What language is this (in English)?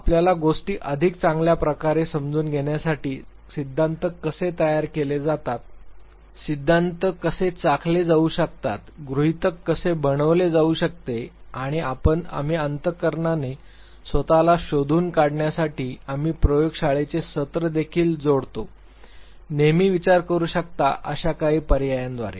Marathi